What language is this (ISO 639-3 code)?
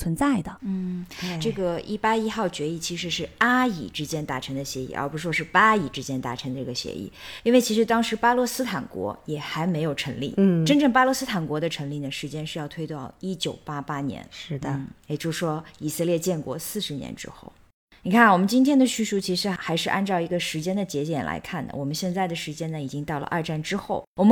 zho